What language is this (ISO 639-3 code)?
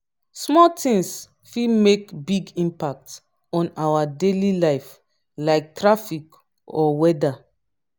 pcm